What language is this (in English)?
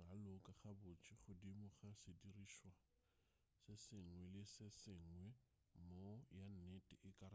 Northern Sotho